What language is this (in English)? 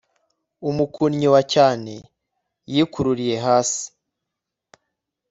Kinyarwanda